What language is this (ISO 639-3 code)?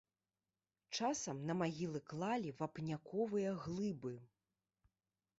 bel